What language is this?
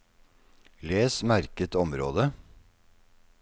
Norwegian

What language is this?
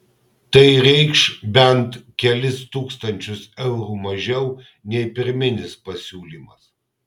Lithuanian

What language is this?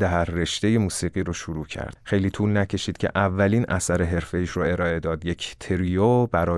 Persian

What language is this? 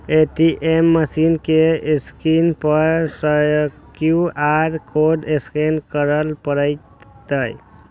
Maithili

